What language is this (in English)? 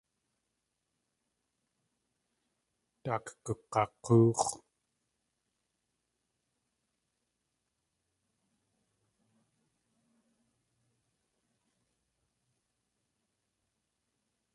Tlingit